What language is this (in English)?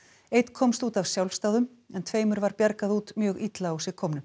Icelandic